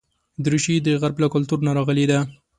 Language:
Pashto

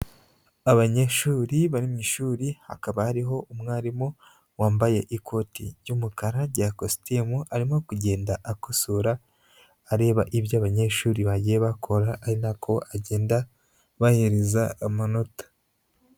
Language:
Kinyarwanda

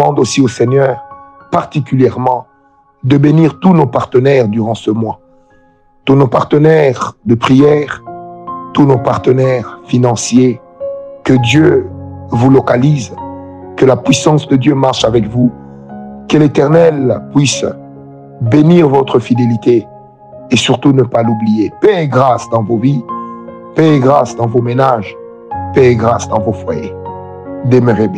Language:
French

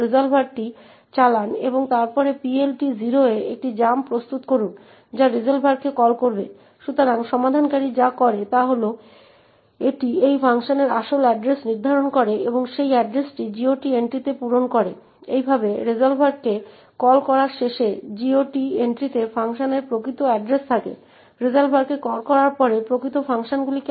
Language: Bangla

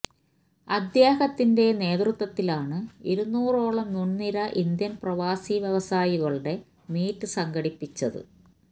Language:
Malayalam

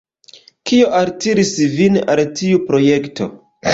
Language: Esperanto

